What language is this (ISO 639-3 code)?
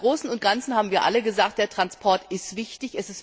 deu